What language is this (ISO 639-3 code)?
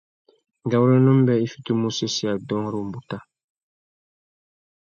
bag